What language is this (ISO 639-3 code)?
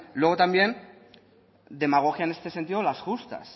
spa